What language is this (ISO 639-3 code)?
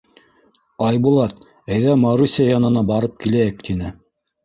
bak